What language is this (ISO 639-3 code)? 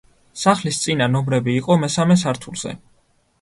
kat